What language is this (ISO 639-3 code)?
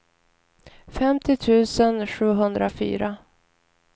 swe